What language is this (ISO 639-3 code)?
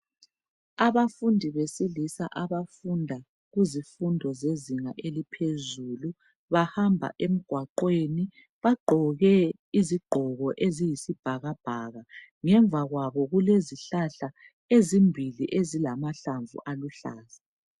nde